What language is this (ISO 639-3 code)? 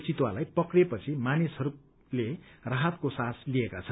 nep